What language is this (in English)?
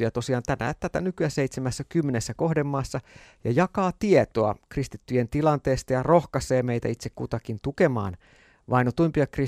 Finnish